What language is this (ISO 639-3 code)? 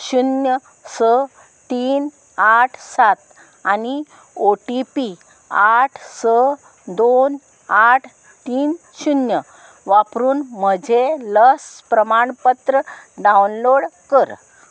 kok